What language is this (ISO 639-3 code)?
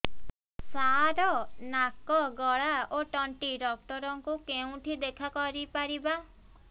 ori